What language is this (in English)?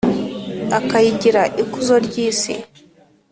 Kinyarwanda